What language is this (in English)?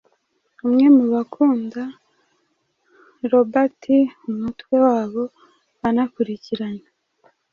Kinyarwanda